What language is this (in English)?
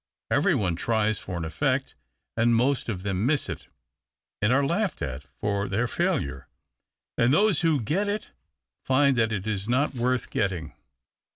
English